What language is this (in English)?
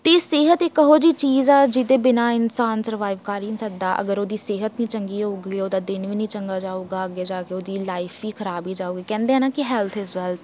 Punjabi